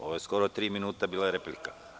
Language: Serbian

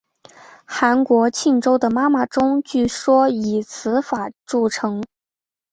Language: Chinese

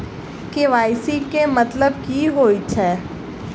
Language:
Maithili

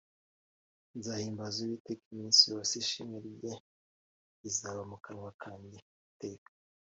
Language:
Kinyarwanda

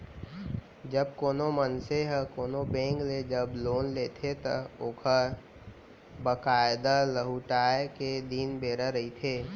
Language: Chhattisgarhi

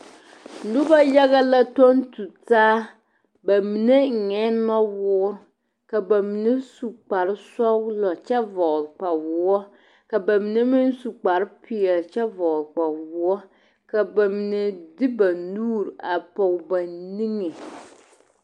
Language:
Southern Dagaare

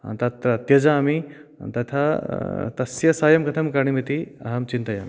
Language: Sanskrit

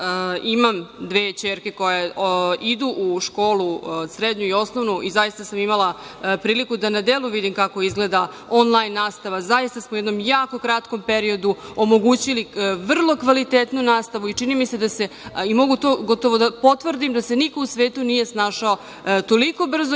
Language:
Serbian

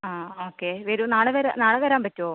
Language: Malayalam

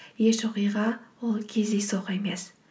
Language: Kazakh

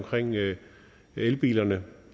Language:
Danish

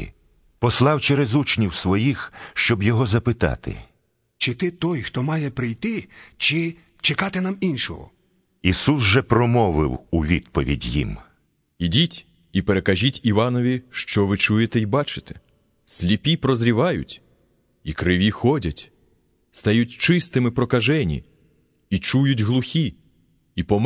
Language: Ukrainian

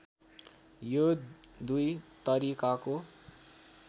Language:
Nepali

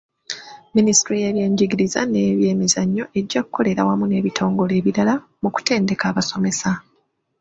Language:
Ganda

